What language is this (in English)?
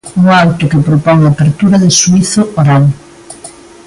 Galician